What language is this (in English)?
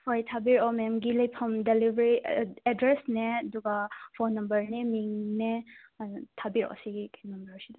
Manipuri